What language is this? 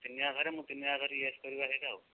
Odia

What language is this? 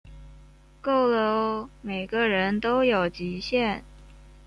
Chinese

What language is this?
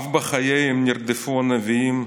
Hebrew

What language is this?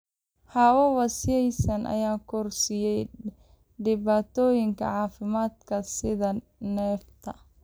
Somali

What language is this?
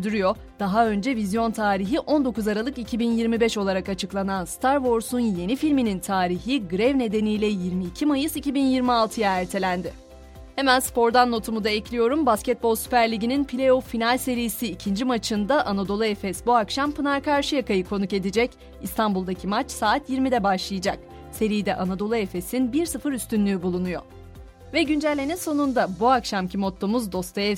Turkish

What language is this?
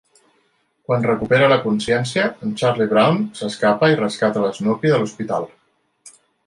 Catalan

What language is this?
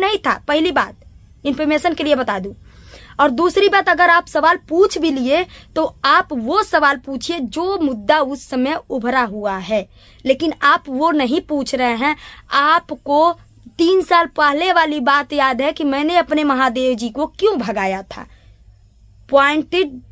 Hindi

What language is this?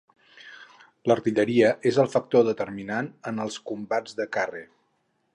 Catalan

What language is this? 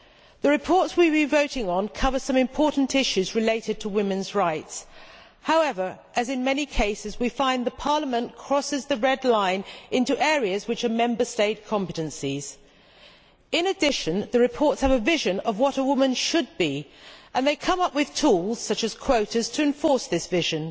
English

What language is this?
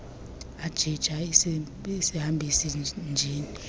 Xhosa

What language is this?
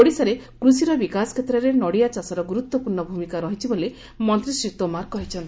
Odia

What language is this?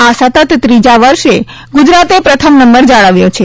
Gujarati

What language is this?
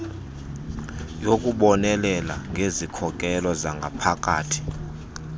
Xhosa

